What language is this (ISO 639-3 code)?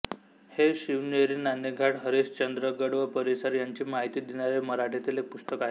mar